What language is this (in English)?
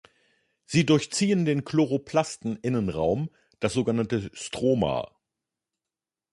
German